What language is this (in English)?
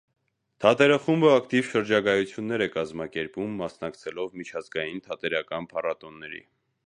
Armenian